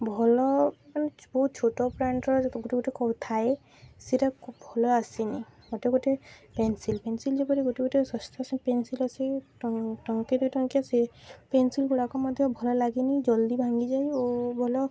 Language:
Odia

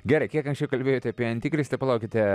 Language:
Lithuanian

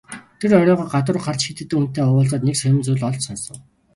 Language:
Mongolian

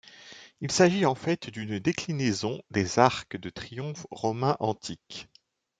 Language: French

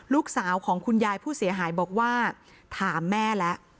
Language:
Thai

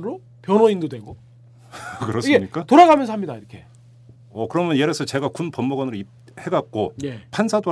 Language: Korean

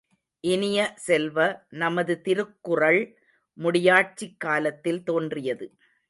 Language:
Tamil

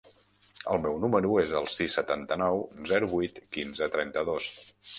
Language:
Catalan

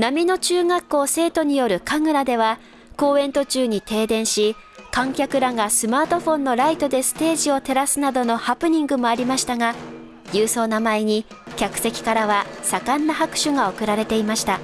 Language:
Japanese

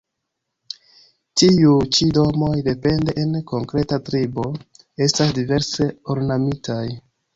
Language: Esperanto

